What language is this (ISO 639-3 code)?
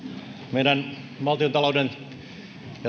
fin